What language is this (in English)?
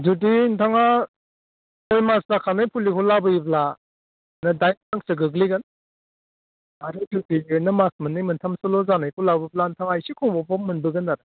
Bodo